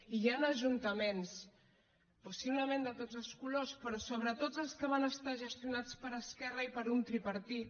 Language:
Catalan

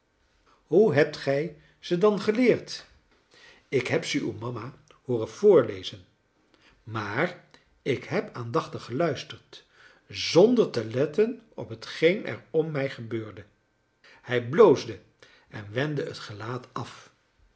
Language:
Dutch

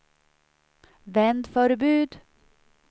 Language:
Swedish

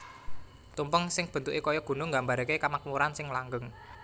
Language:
Javanese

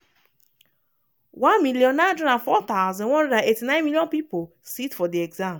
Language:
Nigerian Pidgin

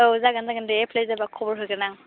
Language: Bodo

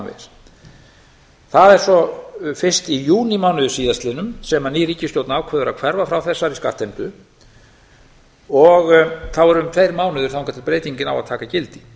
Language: Icelandic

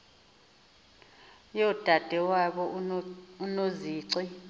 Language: Xhosa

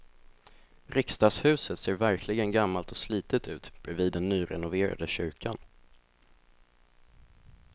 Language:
Swedish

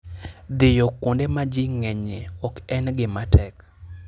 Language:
Luo (Kenya and Tanzania)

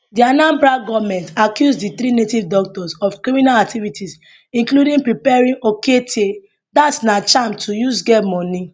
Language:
Nigerian Pidgin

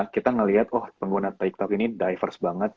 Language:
Indonesian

